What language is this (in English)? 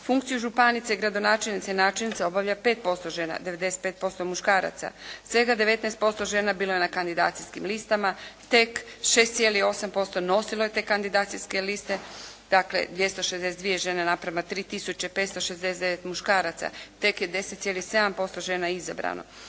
Croatian